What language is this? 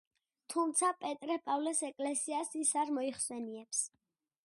Georgian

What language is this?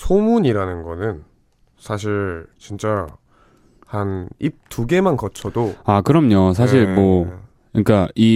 Korean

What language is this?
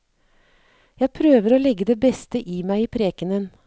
Norwegian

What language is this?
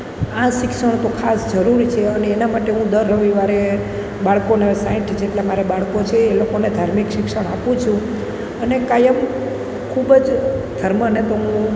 Gujarati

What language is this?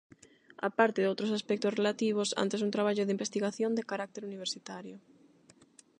Galician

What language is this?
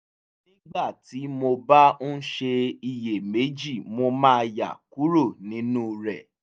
Yoruba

